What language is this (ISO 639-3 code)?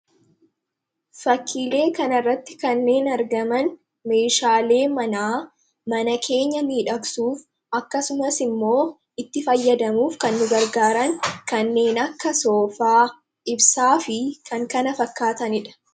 orm